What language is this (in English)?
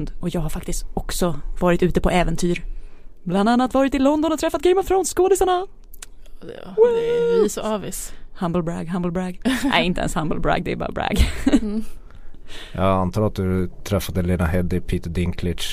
Swedish